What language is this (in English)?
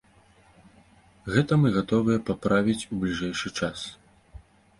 Belarusian